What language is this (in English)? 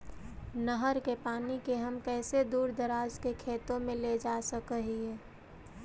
Magahi